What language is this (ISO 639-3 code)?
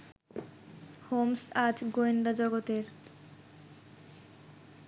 ben